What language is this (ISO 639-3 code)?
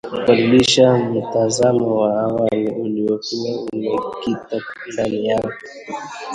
swa